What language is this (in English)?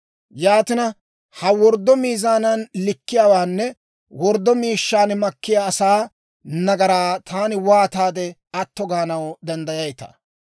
Dawro